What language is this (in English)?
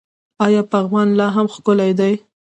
Pashto